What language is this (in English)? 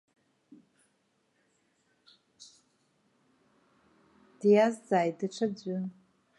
Abkhazian